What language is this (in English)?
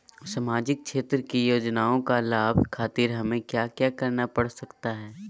Magahi